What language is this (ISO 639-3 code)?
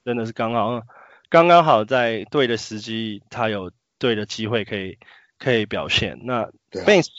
zho